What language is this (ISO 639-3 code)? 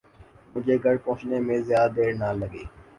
urd